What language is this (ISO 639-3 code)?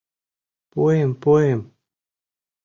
chm